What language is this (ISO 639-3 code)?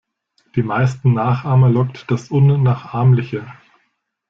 deu